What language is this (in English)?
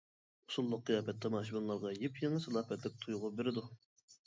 Uyghur